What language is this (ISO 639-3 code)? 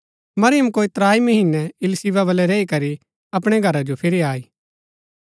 gbk